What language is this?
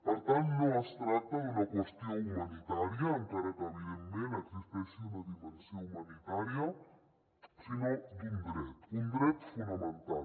Catalan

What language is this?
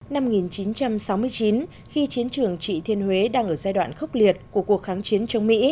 Vietnamese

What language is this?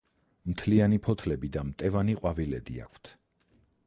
Georgian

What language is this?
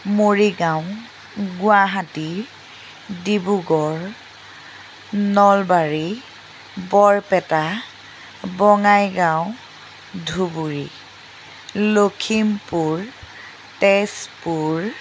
Assamese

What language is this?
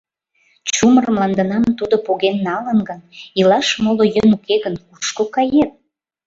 Mari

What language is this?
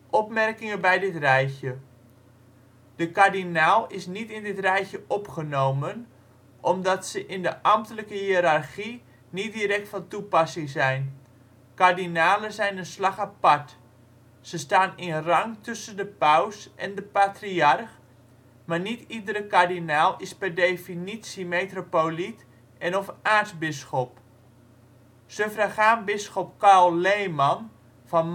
Dutch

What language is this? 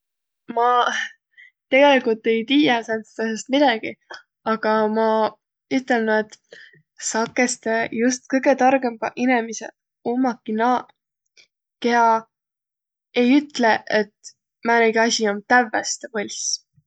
Võro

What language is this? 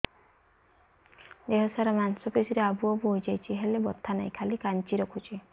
Odia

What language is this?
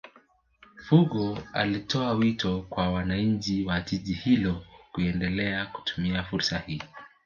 Swahili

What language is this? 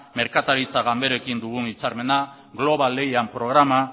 Basque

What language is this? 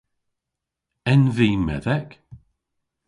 Cornish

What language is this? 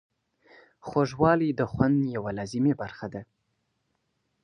Pashto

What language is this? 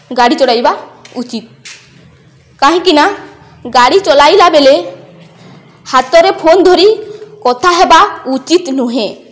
Odia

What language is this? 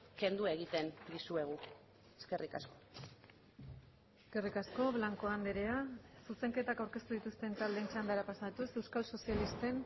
Basque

